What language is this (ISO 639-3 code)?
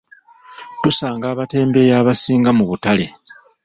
lug